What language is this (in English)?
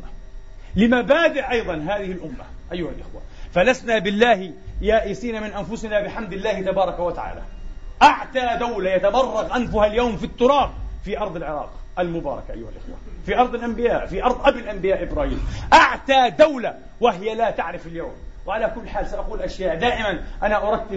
Arabic